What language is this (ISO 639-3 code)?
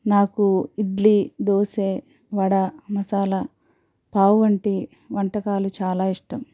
tel